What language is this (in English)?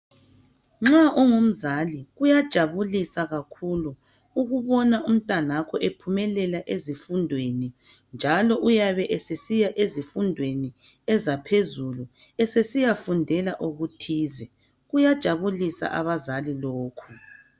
North Ndebele